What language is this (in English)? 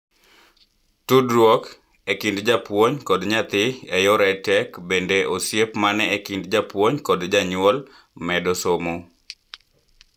Luo (Kenya and Tanzania)